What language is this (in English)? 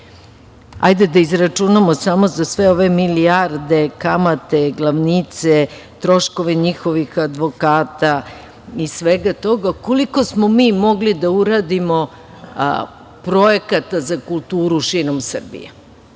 Serbian